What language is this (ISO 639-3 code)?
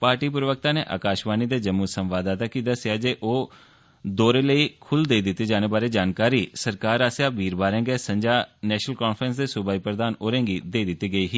doi